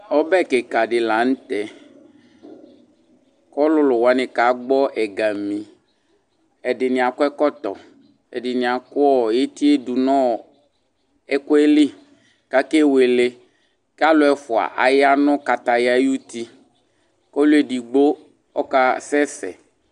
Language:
Ikposo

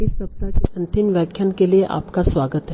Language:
Hindi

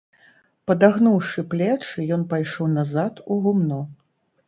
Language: Belarusian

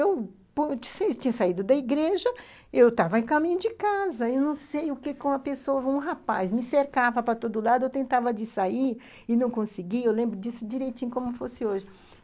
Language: Portuguese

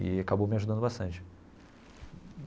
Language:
Portuguese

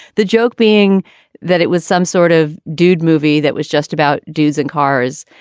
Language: English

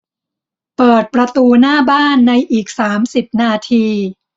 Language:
Thai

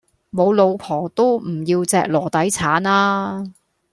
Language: Cantonese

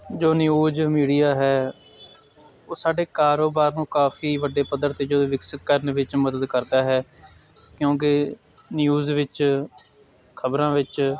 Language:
Punjabi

